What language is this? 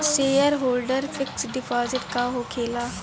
Bhojpuri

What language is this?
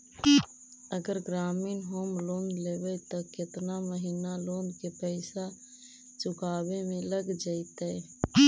Magahi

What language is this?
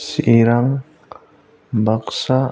Bodo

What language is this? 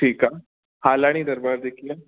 Sindhi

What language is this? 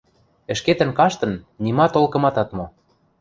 Western Mari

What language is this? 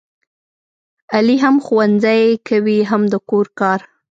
Pashto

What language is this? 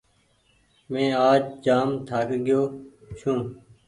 Goaria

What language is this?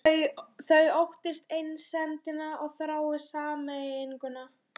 Icelandic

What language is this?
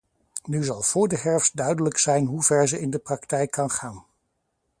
Dutch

